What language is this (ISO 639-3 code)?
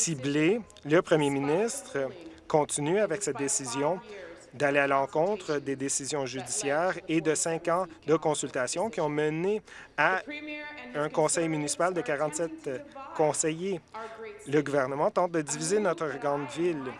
fra